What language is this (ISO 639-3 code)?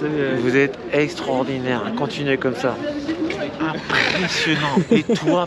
fra